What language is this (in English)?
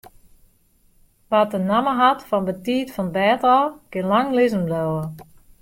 Western Frisian